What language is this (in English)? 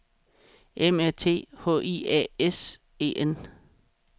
Danish